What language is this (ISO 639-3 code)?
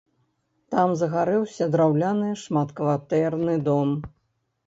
bel